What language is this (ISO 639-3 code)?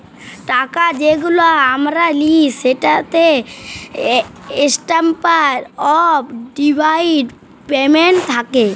ben